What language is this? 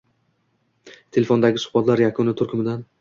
Uzbek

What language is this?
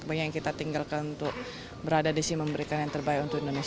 Indonesian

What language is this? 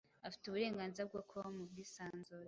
Kinyarwanda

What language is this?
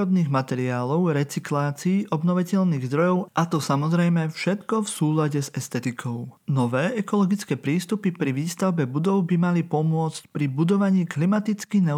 Slovak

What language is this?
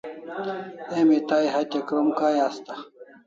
Kalasha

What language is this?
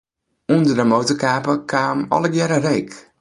Western Frisian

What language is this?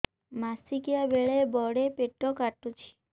Odia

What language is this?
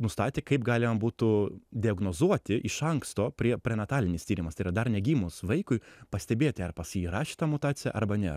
Lithuanian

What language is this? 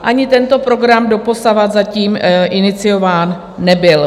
Czech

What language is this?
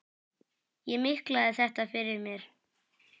Icelandic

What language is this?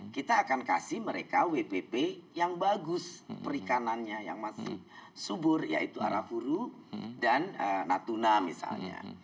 Indonesian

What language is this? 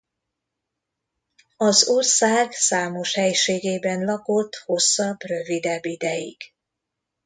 Hungarian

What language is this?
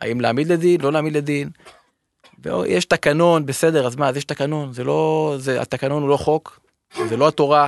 Hebrew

